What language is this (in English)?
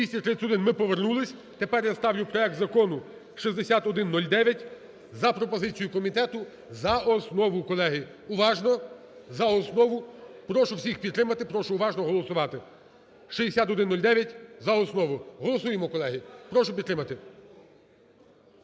Ukrainian